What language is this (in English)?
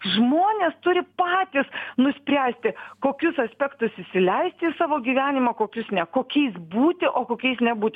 Lithuanian